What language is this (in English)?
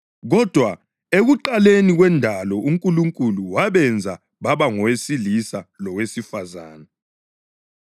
North Ndebele